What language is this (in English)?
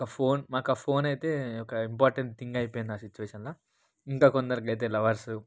Telugu